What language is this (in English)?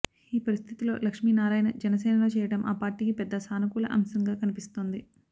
Telugu